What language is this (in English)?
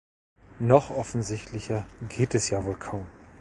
German